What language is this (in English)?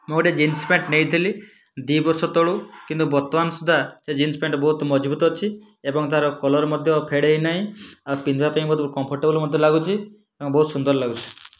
Odia